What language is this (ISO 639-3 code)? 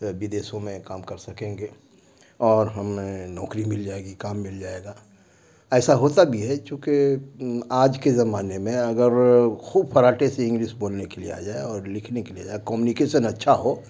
urd